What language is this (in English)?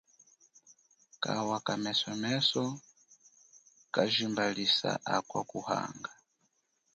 Chokwe